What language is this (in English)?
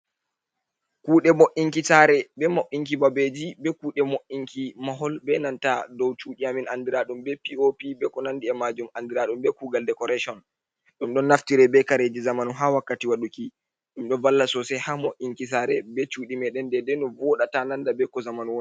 Fula